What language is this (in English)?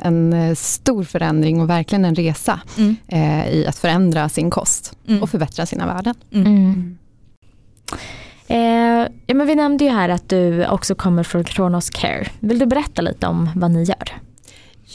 Swedish